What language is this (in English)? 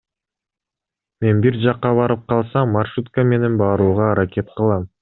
Kyrgyz